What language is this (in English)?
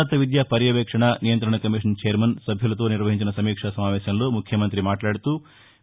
Telugu